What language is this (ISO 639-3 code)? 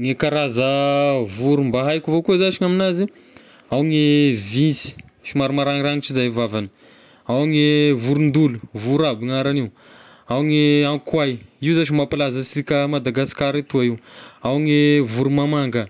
tkg